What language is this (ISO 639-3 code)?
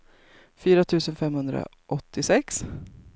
swe